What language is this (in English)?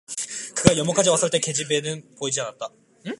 Korean